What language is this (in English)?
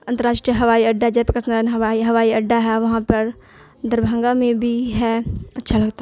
Urdu